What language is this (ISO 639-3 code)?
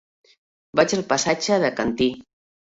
cat